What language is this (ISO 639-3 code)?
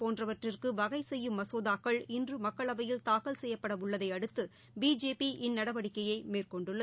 tam